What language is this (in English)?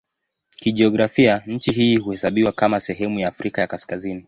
Swahili